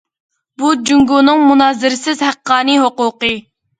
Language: Uyghur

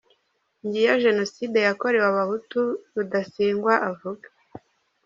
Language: Kinyarwanda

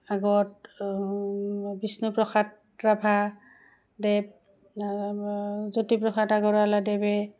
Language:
Assamese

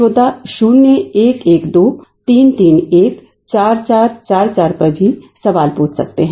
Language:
Hindi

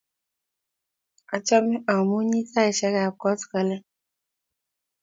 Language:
Kalenjin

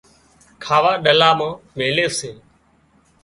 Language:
Wadiyara Koli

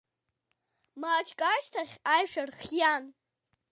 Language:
Abkhazian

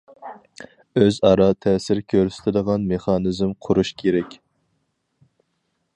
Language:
Uyghur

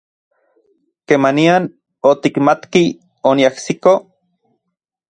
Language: Central Puebla Nahuatl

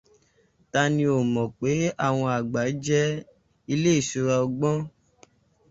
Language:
Yoruba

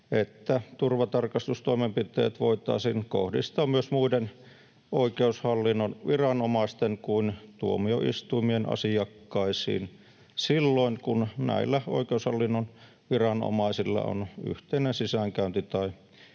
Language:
Finnish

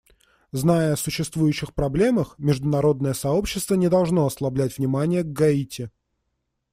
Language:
Russian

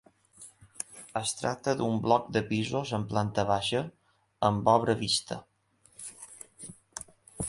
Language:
Catalan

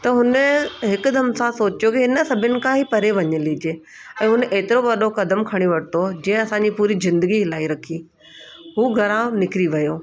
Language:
Sindhi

